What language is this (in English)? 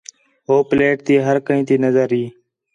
Khetrani